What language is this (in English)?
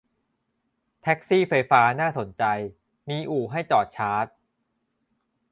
Thai